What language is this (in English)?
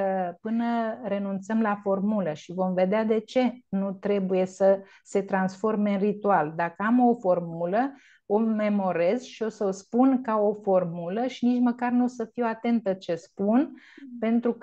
Romanian